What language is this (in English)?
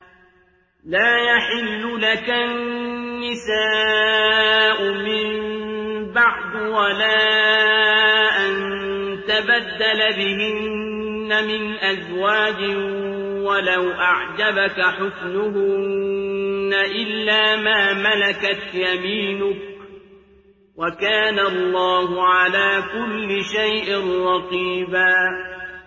Arabic